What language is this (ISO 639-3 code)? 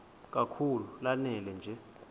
xho